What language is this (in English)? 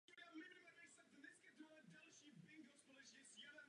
Czech